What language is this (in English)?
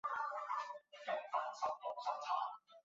Chinese